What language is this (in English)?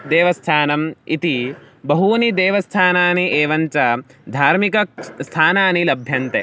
Sanskrit